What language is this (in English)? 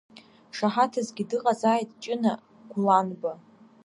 Abkhazian